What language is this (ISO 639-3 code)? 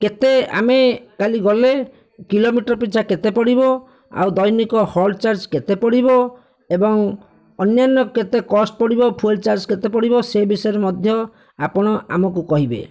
ori